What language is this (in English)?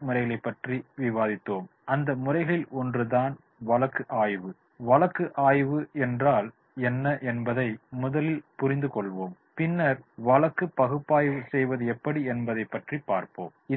Tamil